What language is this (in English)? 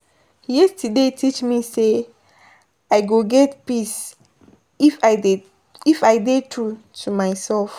Nigerian Pidgin